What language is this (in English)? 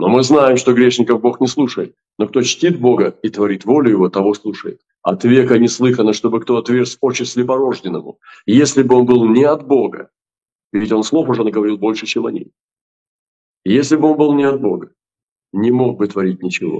Russian